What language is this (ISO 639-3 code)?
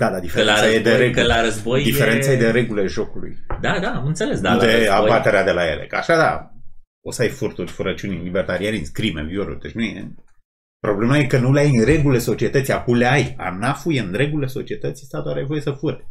ron